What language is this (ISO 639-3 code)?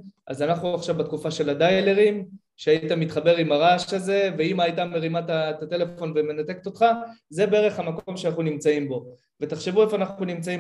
heb